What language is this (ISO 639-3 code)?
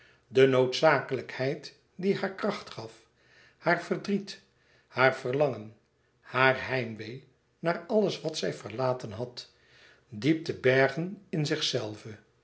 nld